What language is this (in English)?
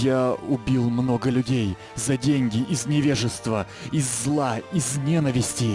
Russian